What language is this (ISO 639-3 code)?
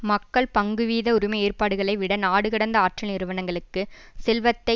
tam